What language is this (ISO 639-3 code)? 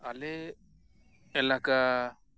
sat